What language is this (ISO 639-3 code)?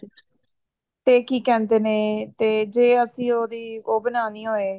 pan